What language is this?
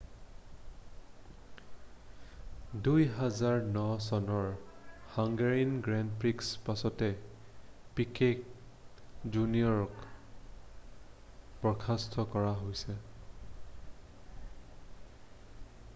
Assamese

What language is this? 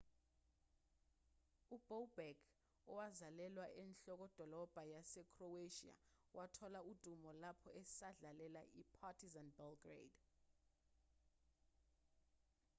Zulu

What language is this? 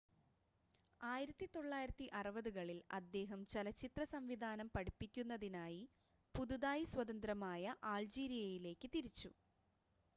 Malayalam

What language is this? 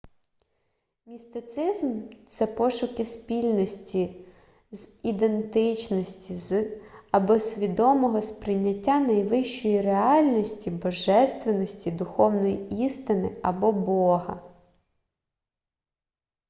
Ukrainian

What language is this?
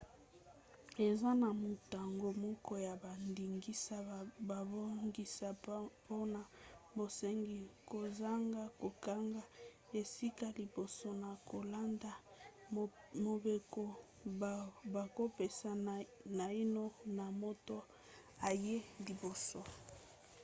Lingala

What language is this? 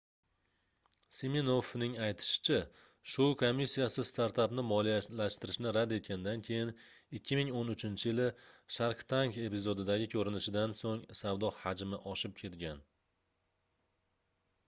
Uzbek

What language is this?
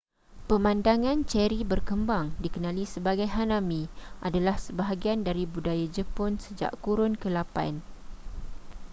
Malay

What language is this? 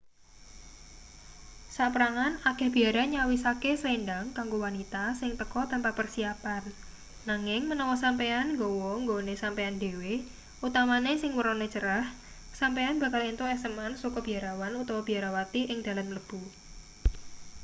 Javanese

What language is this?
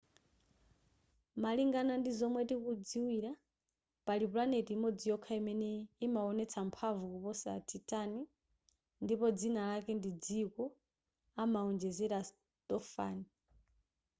Nyanja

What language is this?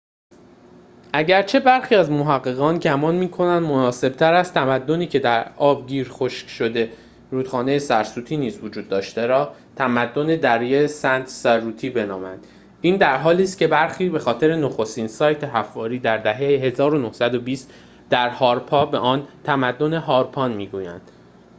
Persian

